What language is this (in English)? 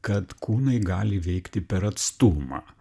Lithuanian